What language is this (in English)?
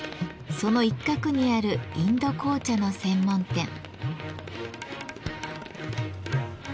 Japanese